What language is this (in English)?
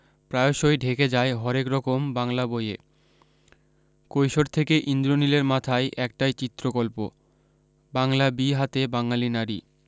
Bangla